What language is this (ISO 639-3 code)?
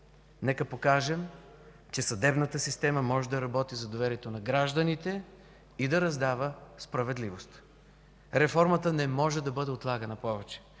bul